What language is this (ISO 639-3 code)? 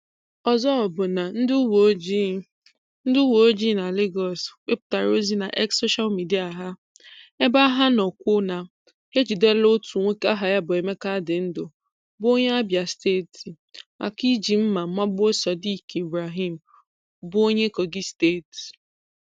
ibo